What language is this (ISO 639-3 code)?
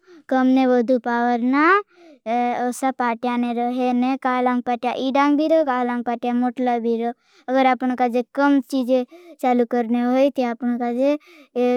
bhb